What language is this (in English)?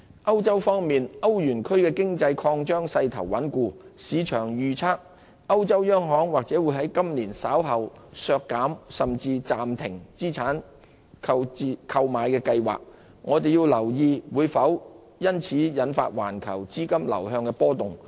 Cantonese